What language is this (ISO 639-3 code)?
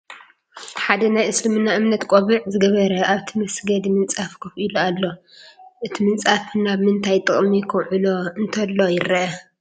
tir